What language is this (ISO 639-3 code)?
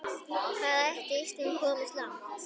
isl